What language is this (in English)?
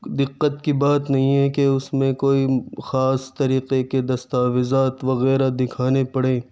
Urdu